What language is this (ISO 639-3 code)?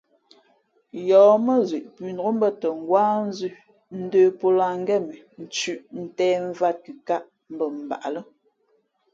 fmp